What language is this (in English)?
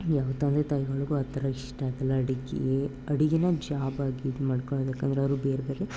Kannada